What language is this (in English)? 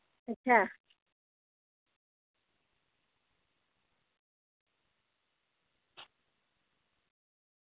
Dogri